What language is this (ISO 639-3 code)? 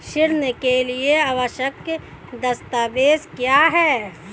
hin